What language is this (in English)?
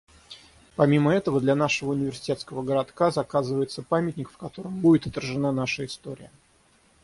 Russian